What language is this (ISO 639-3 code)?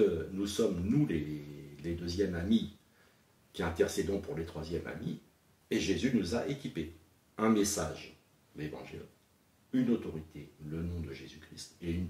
fra